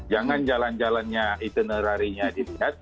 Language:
Indonesian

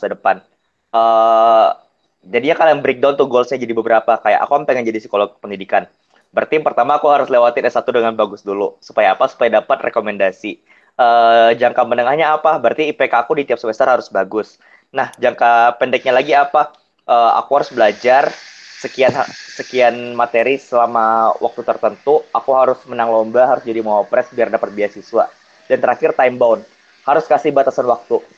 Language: Indonesian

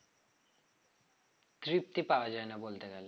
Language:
Bangla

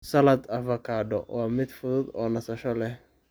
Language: Somali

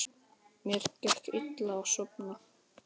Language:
Icelandic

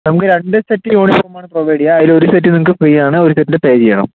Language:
Malayalam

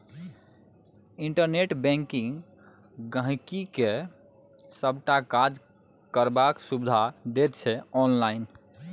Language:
Maithili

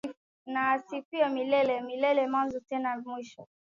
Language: Swahili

